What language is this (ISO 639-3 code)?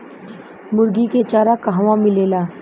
bho